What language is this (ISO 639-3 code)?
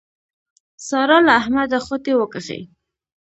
pus